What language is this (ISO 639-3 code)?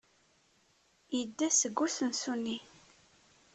kab